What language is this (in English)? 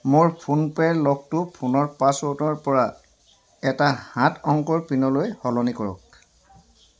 Assamese